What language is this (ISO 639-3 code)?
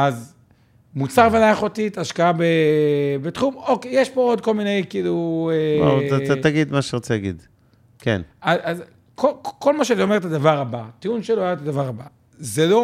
heb